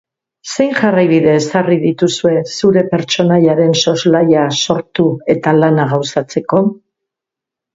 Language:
Basque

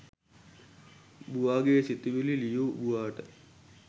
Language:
Sinhala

